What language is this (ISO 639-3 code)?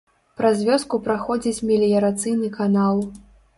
bel